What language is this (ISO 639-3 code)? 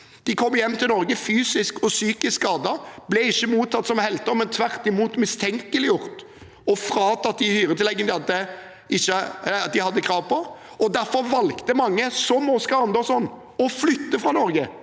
nor